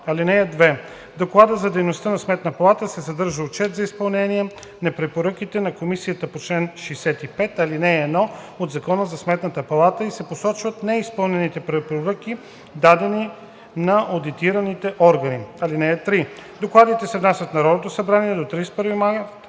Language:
Bulgarian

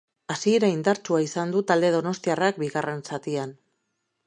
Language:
Basque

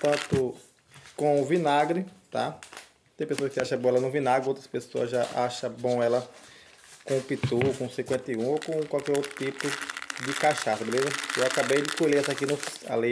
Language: Portuguese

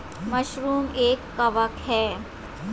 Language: Hindi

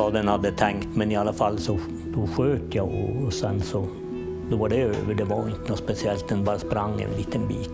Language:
Swedish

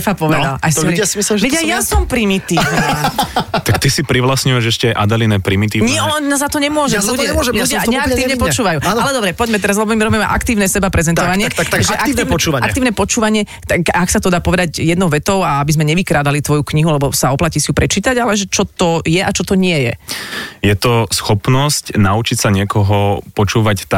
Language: Slovak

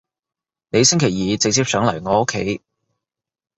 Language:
Cantonese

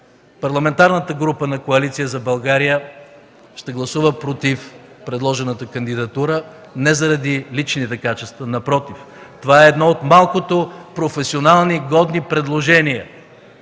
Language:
Bulgarian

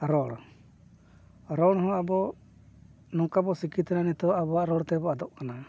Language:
Santali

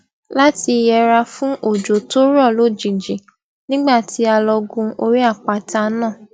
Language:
Yoruba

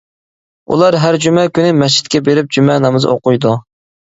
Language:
Uyghur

